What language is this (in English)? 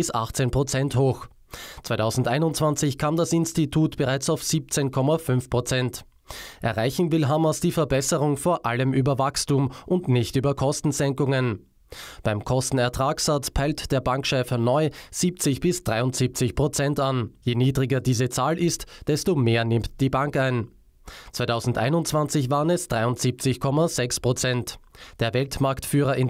German